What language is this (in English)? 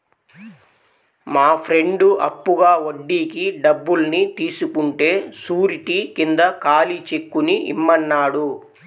Telugu